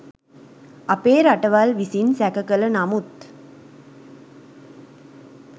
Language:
Sinhala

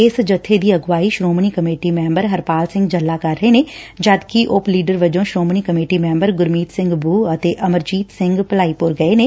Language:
Punjabi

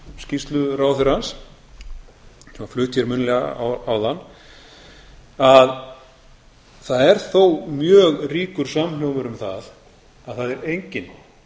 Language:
Icelandic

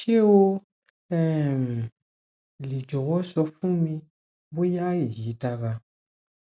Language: Yoruba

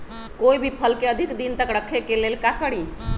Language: Magahi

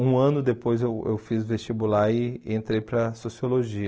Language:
Portuguese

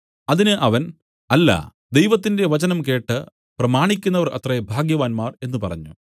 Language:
Malayalam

